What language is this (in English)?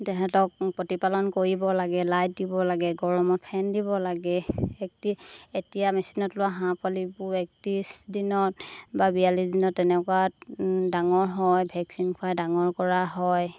Assamese